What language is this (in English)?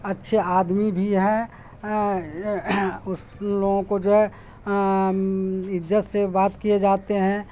Urdu